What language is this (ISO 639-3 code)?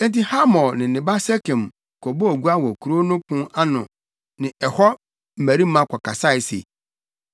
aka